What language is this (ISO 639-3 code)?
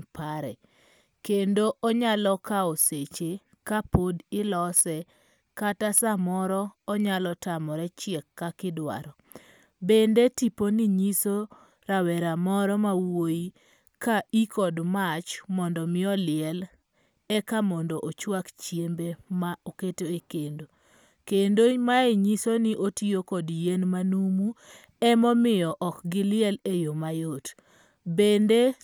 luo